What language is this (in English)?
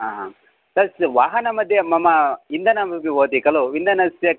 Sanskrit